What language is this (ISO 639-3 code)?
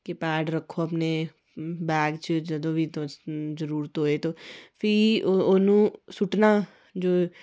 doi